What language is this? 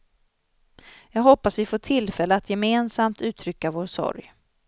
Swedish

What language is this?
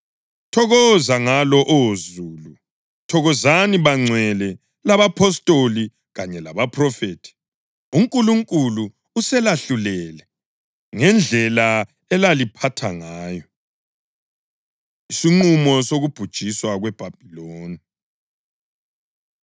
North Ndebele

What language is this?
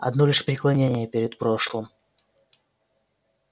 Russian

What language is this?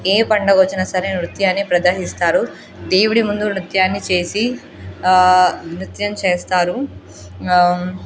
Telugu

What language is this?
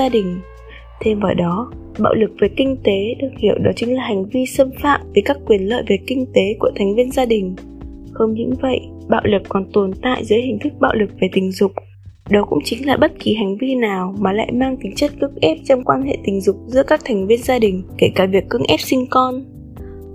Vietnamese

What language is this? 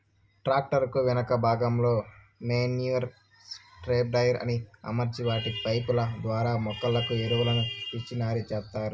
Telugu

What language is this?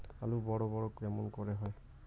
Bangla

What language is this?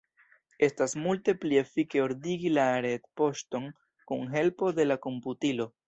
Esperanto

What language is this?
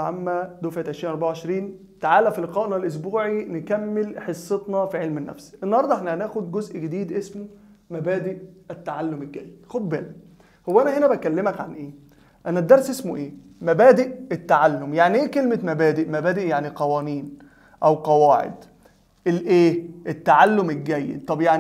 Arabic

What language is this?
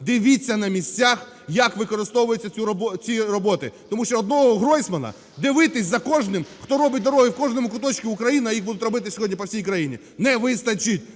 Ukrainian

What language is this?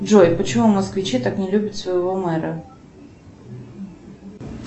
Russian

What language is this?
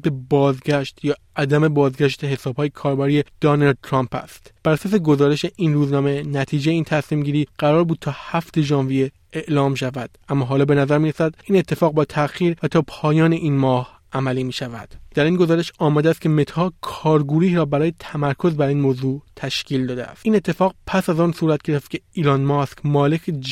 Persian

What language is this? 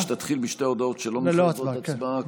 Hebrew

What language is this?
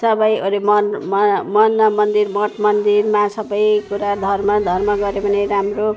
Nepali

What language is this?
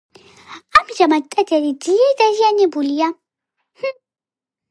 Georgian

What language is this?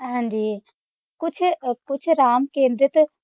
Punjabi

